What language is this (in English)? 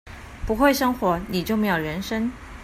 Chinese